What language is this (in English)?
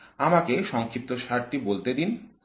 Bangla